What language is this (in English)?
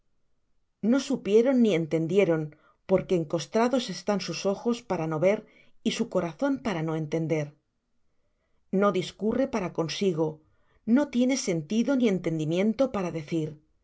Spanish